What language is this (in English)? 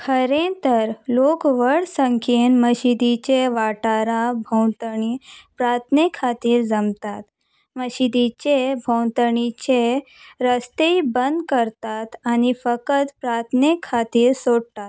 Konkani